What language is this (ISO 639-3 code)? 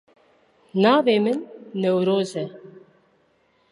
kur